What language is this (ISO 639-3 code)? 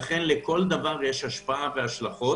heb